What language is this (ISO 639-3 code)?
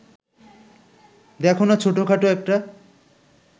ben